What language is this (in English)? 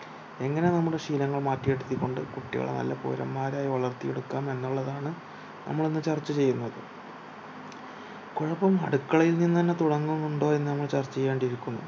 Malayalam